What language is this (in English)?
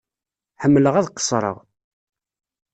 Kabyle